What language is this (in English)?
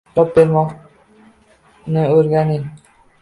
Uzbek